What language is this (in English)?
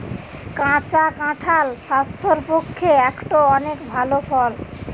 Bangla